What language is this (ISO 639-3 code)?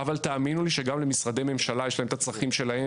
heb